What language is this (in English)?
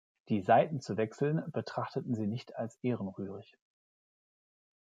German